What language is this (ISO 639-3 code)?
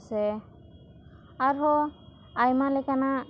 sat